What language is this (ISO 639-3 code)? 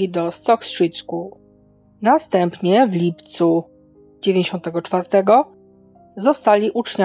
pol